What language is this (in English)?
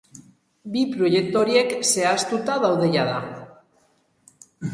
Basque